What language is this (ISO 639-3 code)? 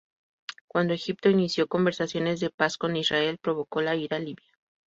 spa